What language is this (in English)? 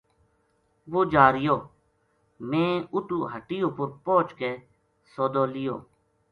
Gujari